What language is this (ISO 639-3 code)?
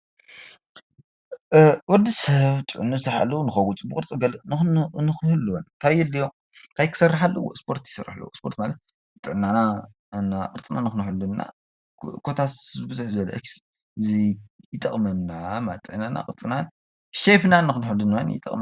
tir